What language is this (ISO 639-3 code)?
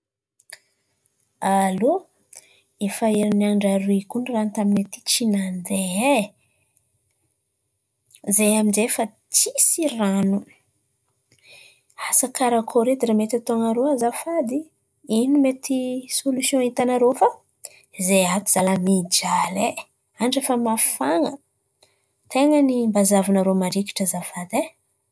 xmv